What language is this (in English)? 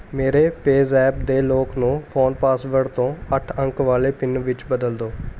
Punjabi